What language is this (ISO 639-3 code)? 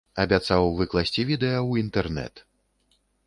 bel